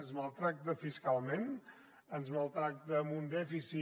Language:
Catalan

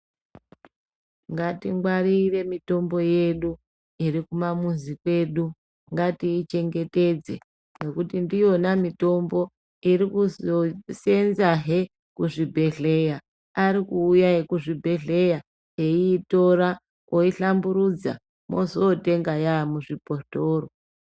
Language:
Ndau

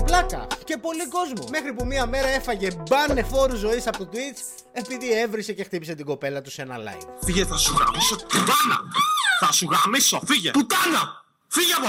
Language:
Greek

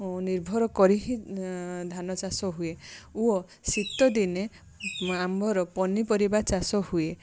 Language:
Odia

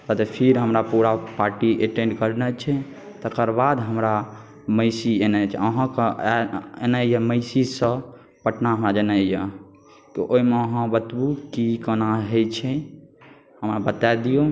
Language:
Maithili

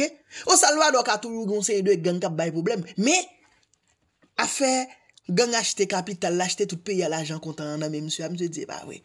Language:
French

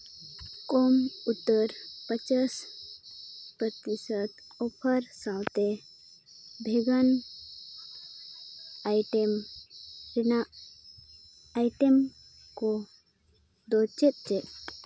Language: Santali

